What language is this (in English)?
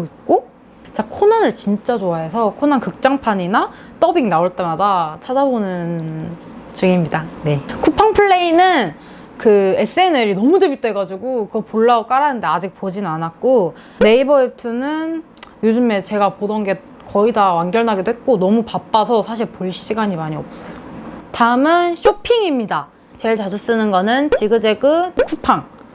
Korean